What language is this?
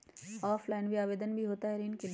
Magahi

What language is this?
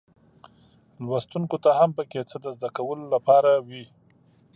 Pashto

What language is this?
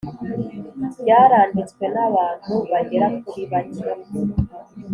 Kinyarwanda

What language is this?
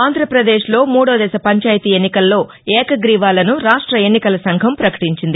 Telugu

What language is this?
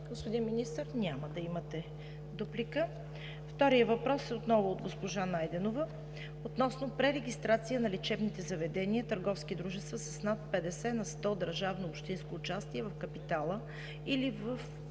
Bulgarian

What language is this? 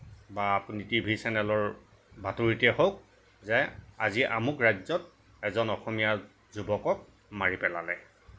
Assamese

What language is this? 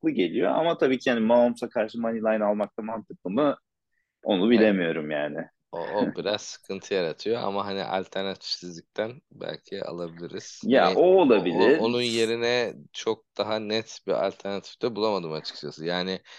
Turkish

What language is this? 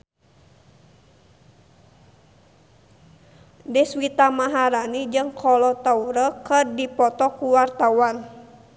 Sundanese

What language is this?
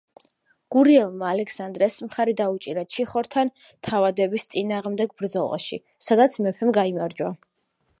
Georgian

